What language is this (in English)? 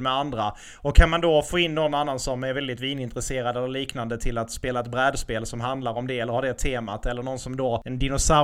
Swedish